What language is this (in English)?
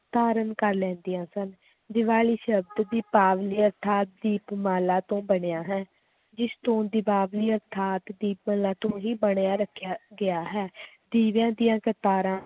Punjabi